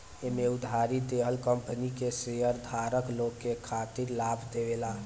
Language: Bhojpuri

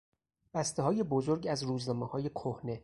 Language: Persian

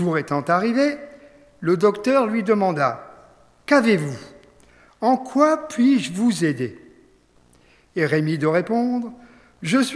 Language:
French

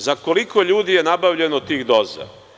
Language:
Serbian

